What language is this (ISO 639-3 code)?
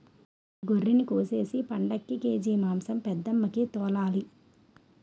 tel